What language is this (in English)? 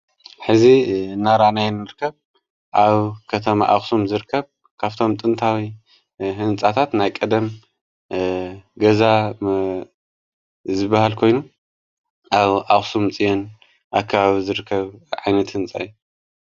Tigrinya